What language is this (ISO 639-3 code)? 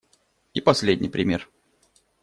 rus